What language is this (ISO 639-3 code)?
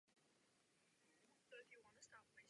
ces